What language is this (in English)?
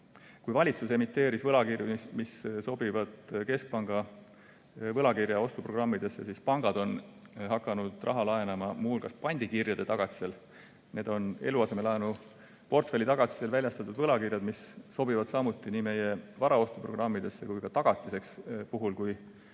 Estonian